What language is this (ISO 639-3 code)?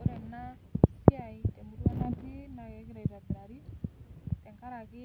mas